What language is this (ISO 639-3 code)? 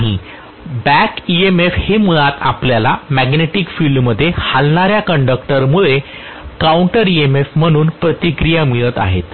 mar